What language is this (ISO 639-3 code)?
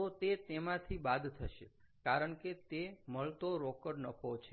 guj